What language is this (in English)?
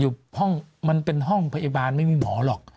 Thai